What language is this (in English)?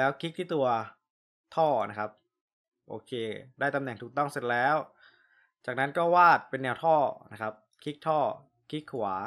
Thai